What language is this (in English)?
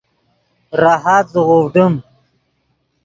Yidgha